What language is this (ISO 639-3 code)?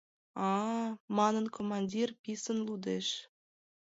chm